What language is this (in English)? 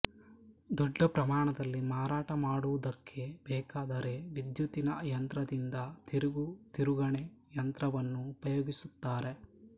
Kannada